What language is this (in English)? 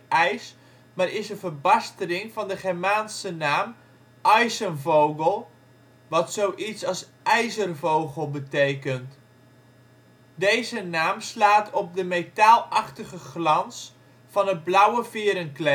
Dutch